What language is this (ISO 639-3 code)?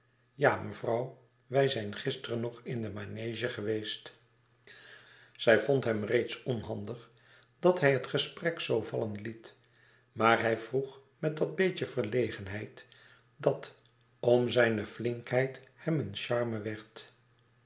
nld